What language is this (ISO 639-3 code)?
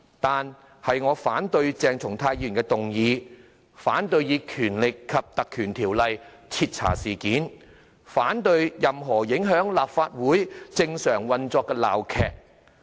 yue